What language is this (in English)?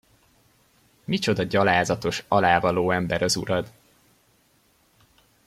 Hungarian